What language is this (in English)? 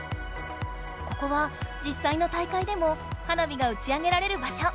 Japanese